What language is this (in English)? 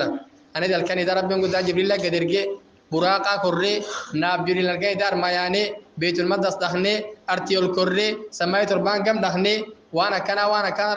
Arabic